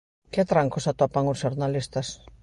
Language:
Galician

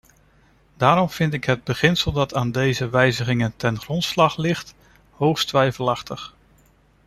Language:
Dutch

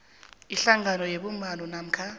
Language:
South Ndebele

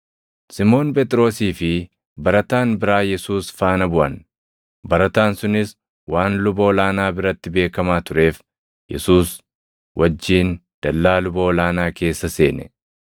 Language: Oromo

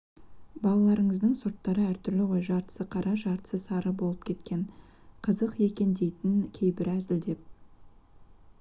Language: Kazakh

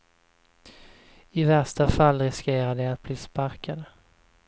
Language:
Swedish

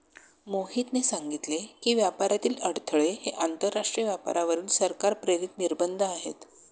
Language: Marathi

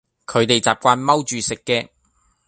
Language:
Cantonese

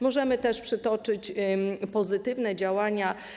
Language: Polish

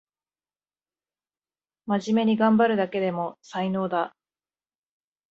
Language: Japanese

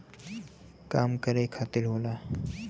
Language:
Bhojpuri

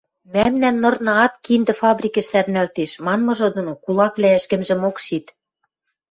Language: Western Mari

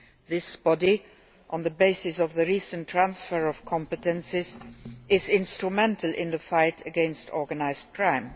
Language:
English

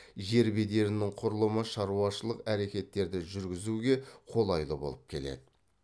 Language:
Kazakh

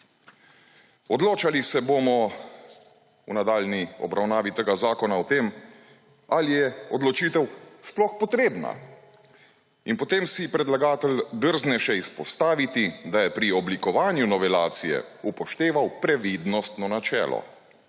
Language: Slovenian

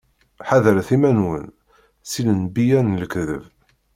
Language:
Kabyle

